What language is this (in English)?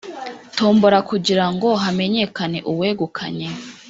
Kinyarwanda